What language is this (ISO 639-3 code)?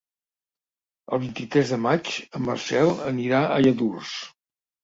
cat